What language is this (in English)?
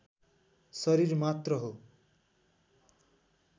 Nepali